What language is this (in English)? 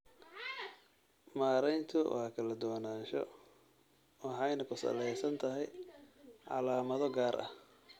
Somali